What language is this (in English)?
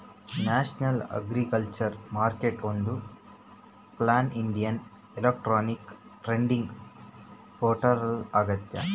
Kannada